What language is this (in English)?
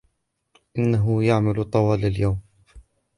Arabic